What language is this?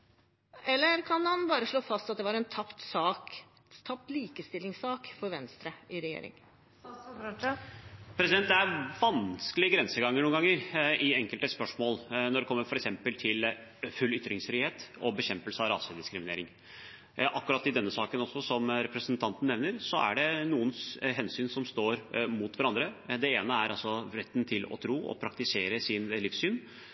Norwegian Bokmål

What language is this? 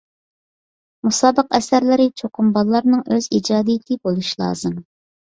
Uyghur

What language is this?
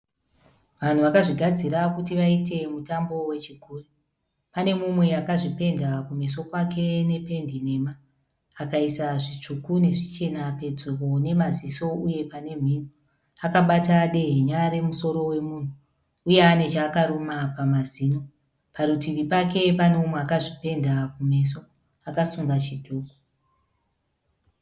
Shona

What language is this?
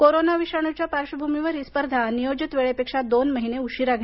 Marathi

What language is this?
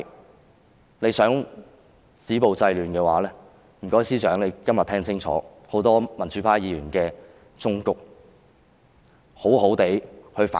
Cantonese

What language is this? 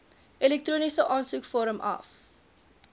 Afrikaans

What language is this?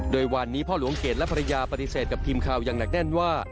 Thai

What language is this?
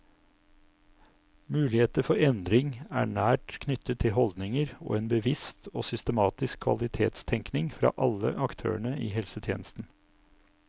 Norwegian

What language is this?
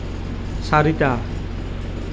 Assamese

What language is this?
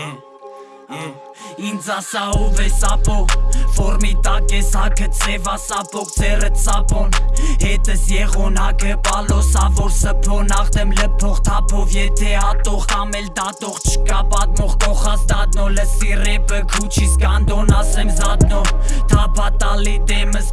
Armenian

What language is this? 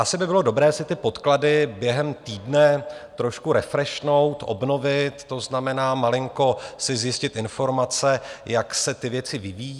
Czech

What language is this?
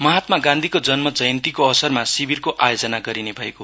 Nepali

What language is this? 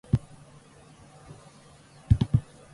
Japanese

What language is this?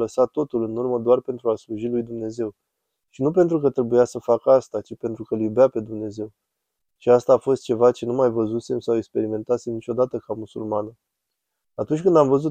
Romanian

